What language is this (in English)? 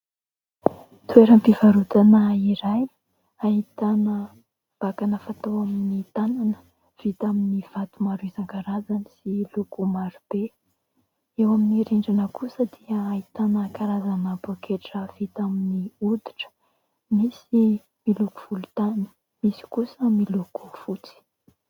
Malagasy